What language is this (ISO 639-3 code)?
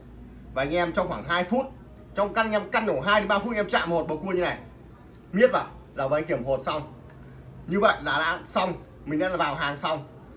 vie